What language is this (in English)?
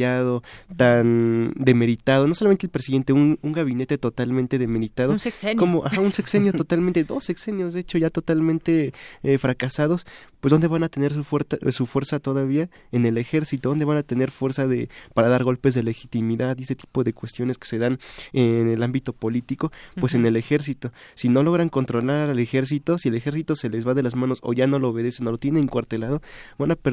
Spanish